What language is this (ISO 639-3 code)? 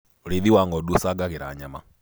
kik